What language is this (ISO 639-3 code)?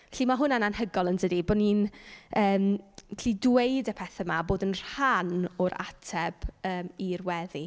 cym